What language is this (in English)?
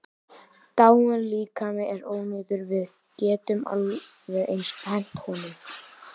Icelandic